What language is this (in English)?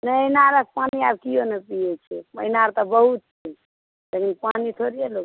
Maithili